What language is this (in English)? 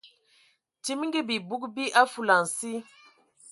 Ewondo